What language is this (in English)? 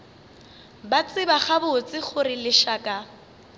Northern Sotho